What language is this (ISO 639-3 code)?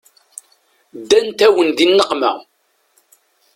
kab